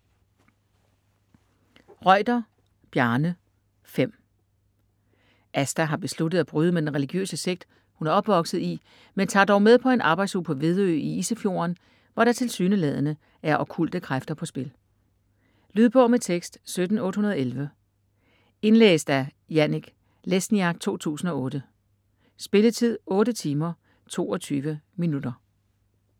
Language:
Danish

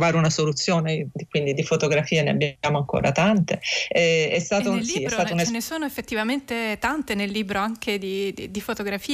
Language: Italian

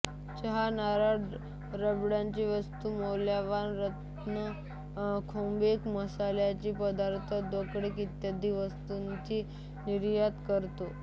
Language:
Marathi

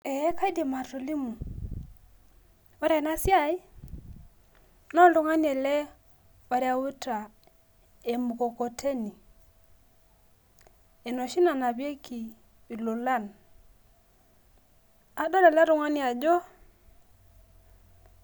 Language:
Masai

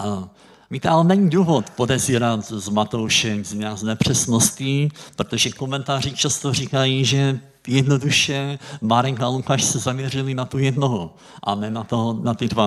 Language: Czech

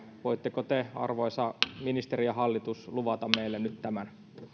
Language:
Finnish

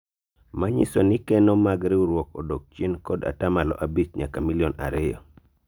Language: Luo (Kenya and Tanzania)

